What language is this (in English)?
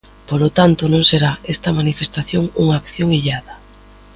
Galician